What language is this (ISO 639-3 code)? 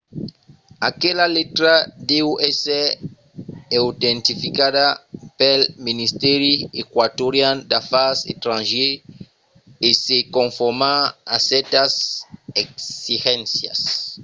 oci